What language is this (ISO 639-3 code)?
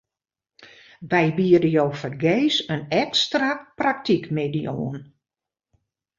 fry